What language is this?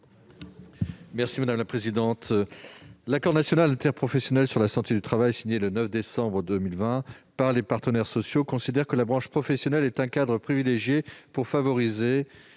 French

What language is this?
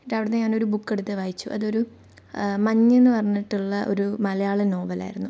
Malayalam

